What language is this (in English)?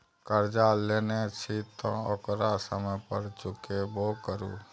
Maithili